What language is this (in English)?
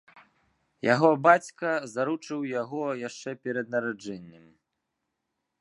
Belarusian